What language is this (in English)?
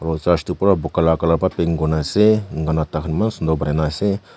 Naga Pidgin